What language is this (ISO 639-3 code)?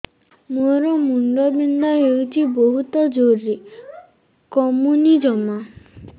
ori